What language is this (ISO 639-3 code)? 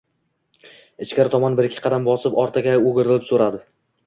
uzb